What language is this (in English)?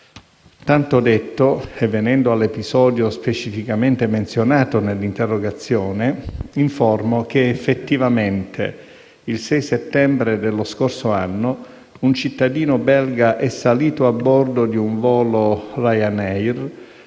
Italian